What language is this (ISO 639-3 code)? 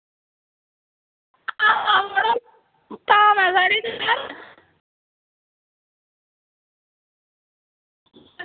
doi